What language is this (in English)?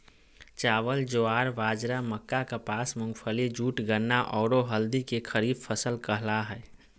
Magahi